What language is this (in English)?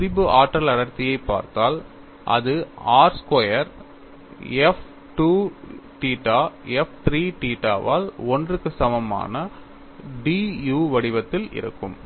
Tamil